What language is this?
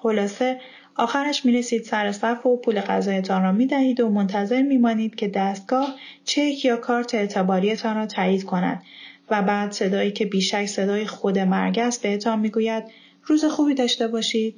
Persian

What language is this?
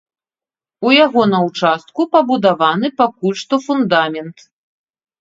Belarusian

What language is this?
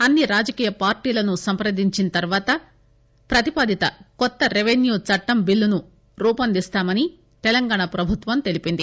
Telugu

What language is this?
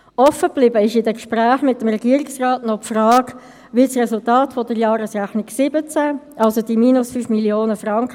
Swiss German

